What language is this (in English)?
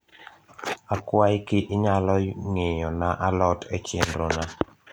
Luo (Kenya and Tanzania)